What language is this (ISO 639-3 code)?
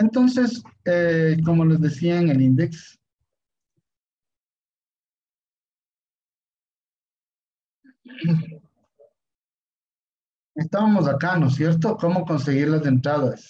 spa